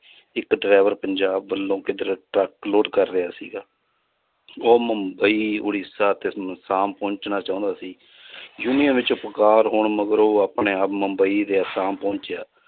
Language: Punjabi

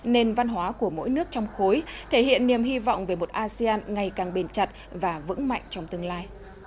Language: Vietnamese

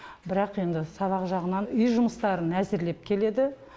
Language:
Kazakh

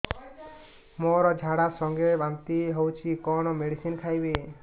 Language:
Odia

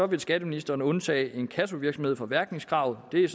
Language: Danish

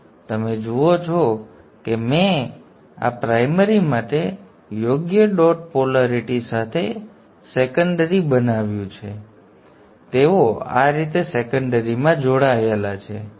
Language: Gujarati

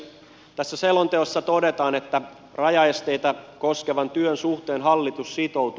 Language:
Finnish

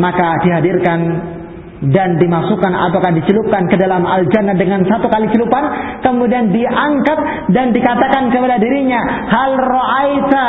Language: Filipino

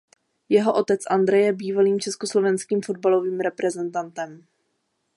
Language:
Czech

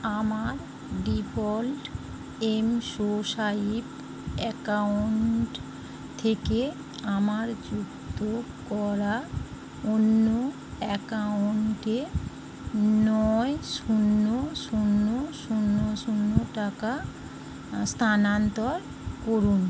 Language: Bangla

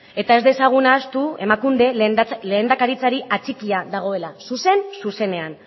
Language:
Basque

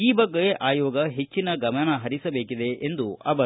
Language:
Kannada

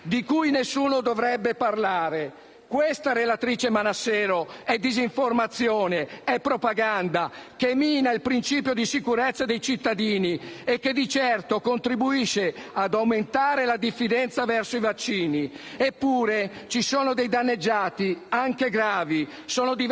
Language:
Italian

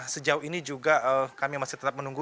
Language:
Indonesian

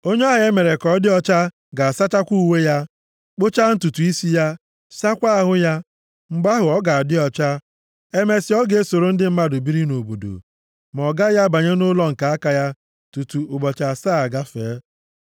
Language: Igbo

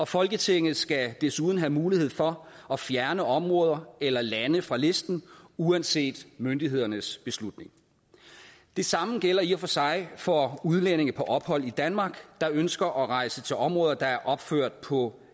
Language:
Danish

